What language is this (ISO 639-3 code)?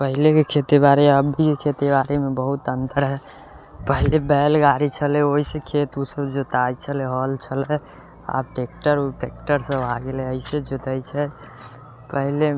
mai